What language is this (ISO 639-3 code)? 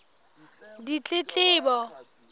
sot